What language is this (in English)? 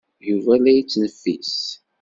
Kabyle